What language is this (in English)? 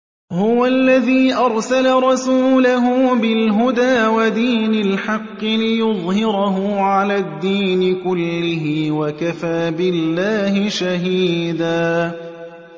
Arabic